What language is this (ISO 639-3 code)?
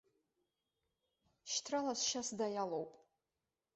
abk